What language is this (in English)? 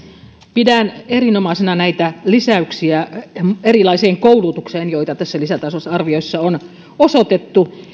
Finnish